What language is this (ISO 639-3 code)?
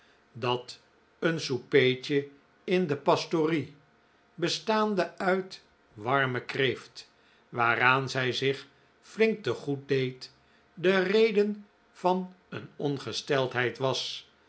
nld